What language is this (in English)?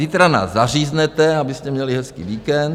Czech